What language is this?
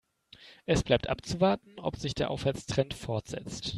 German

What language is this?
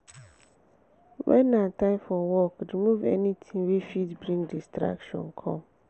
Nigerian Pidgin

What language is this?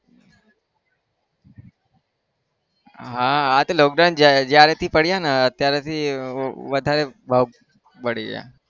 Gujarati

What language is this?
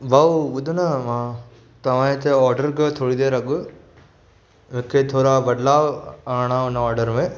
Sindhi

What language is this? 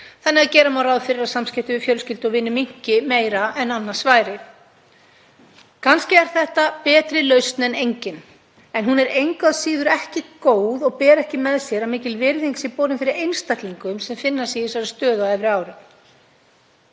Icelandic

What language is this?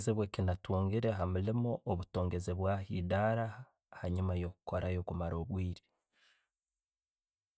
Tooro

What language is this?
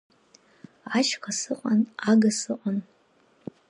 Abkhazian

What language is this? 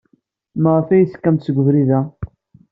Kabyle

